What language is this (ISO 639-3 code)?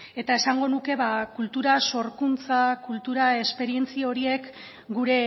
eus